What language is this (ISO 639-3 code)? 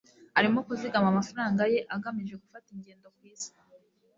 kin